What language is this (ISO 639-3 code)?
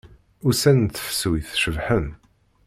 kab